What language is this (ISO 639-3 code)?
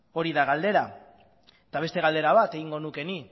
eus